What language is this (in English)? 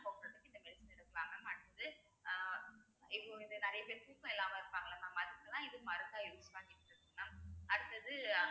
Tamil